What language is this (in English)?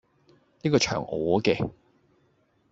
Cantonese